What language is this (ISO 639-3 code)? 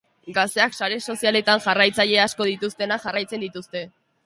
eus